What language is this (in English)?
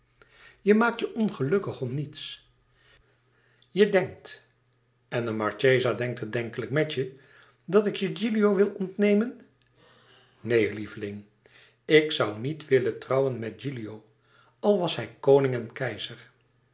Dutch